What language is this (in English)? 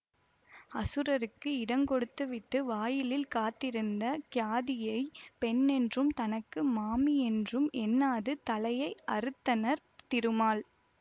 Tamil